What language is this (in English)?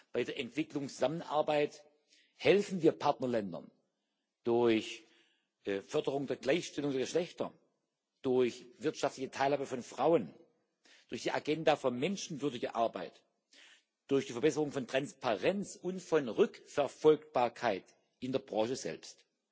German